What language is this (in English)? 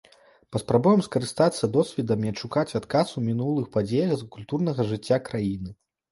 Belarusian